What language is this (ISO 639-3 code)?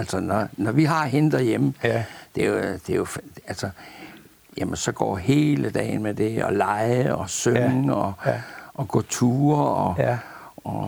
dan